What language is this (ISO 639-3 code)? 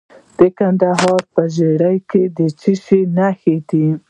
pus